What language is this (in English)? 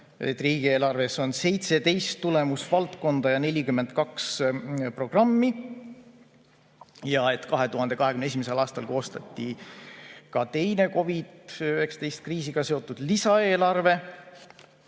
Estonian